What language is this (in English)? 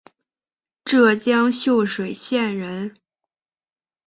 Chinese